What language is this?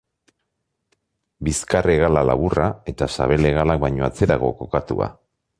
Basque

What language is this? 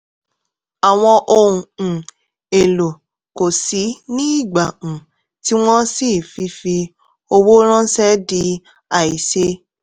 Yoruba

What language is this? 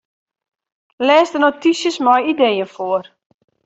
Western Frisian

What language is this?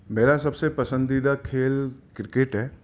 Urdu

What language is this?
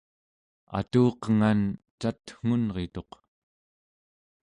Central Yupik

